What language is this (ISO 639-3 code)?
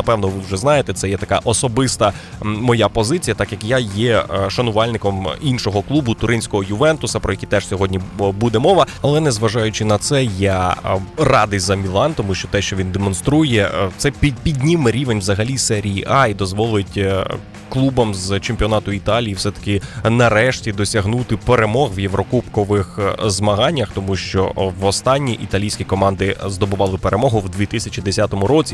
ukr